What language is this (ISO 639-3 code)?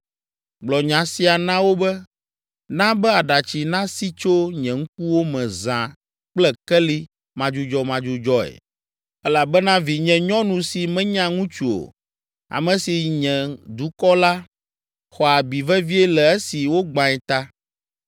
ewe